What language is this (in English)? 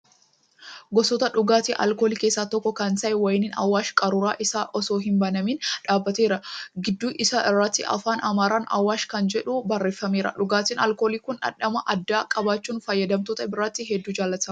Oromo